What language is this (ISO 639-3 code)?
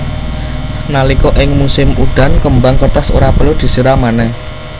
jav